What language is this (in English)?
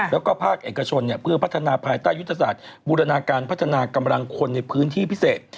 Thai